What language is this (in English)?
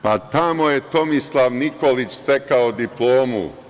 Serbian